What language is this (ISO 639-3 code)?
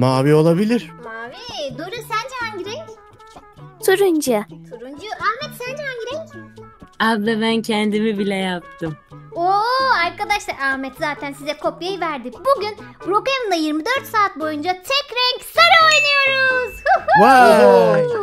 tur